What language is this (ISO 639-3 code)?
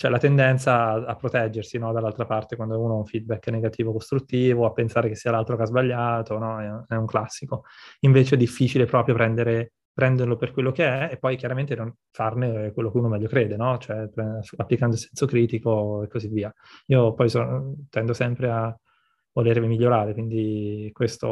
ita